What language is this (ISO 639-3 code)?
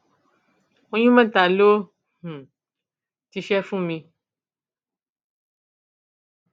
yor